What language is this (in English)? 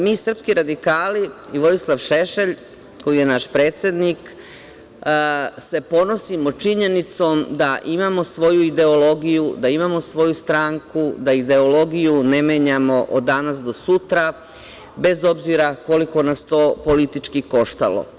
Serbian